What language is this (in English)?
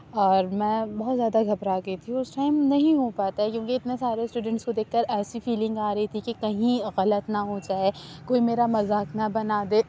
Urdu